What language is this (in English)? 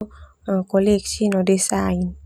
Termanu